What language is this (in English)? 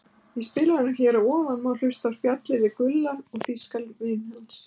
Icelandic